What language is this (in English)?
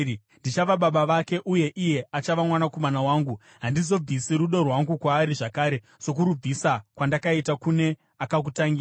Shona